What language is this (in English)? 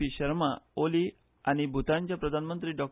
Konkani